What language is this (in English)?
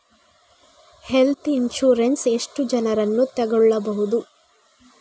Kannada